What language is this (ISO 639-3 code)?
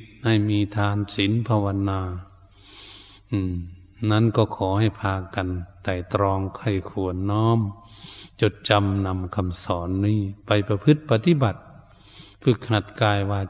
tha